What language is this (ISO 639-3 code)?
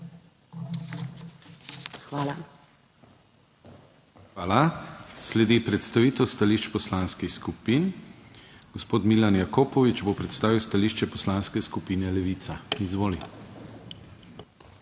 slv